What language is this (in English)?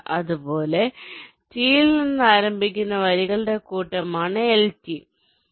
Malayalam